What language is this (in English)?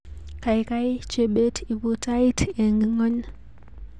Kalenjin